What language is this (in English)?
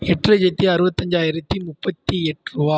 Tamil